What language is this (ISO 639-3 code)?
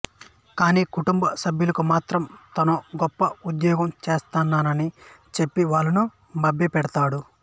tel